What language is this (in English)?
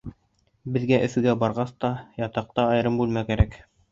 Bashkir